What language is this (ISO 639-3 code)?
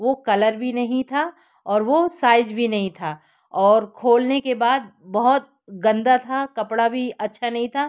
hin